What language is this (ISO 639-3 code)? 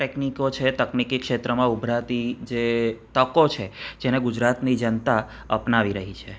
guj